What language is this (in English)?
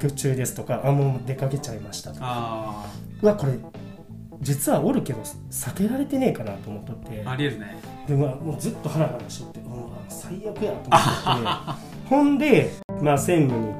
Japanese